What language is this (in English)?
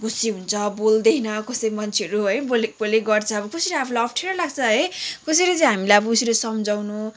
Nepali